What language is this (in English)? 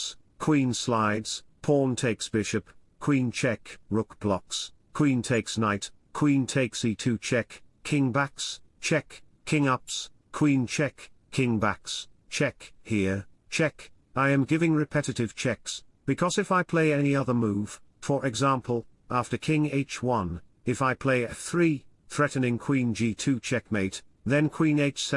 English